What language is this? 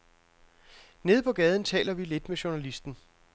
Danish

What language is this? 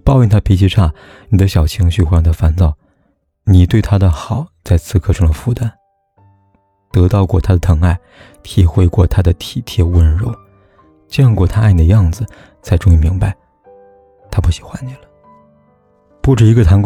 Chinese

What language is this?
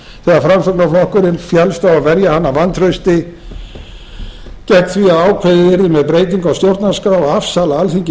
Icelandic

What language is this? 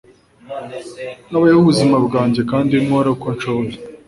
Kinyarwanda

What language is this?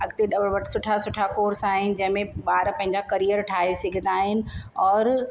Sindhi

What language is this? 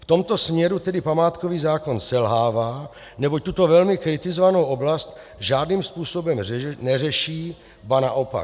Czech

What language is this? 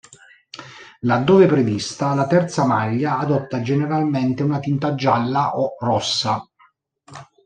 Italian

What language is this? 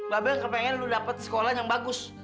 Indonesian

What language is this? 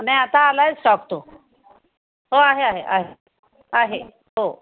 Marathi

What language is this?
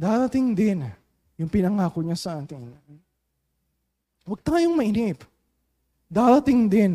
Filipino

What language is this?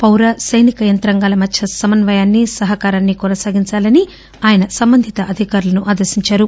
Telugu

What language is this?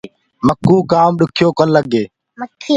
Gurgula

